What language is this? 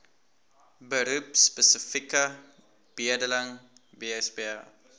Afrikaans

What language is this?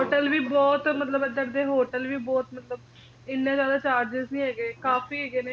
Punjabi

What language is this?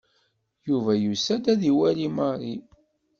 Kabyle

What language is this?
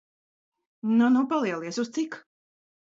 Latvian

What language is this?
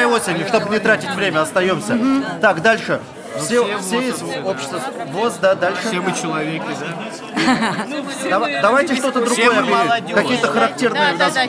Russian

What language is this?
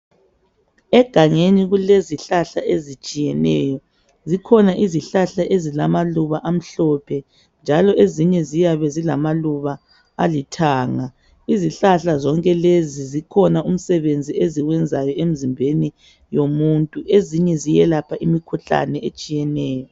North Ndebele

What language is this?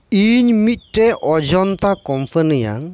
Santali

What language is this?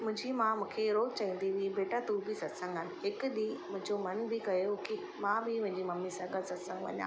Sindhi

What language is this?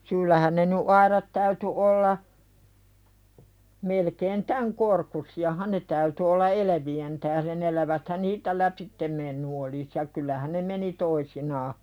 Finnish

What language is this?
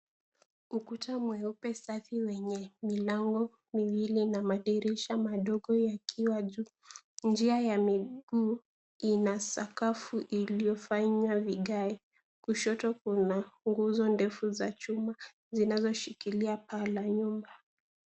Swahili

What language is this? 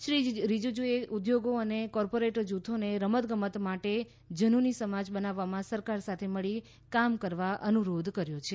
Gujarati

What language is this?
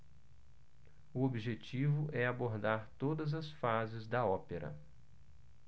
Portuguese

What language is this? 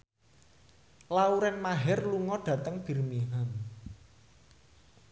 Javanese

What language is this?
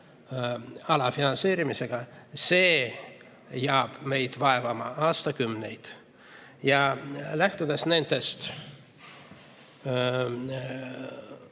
Estonian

